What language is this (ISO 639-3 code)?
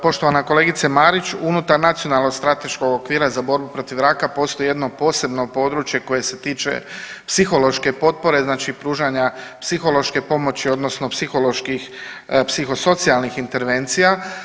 hrv